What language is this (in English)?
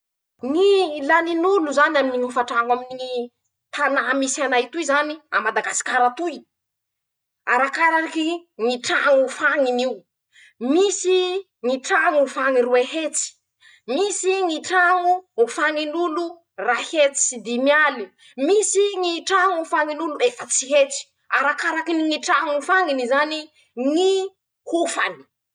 Masikoro Malagasy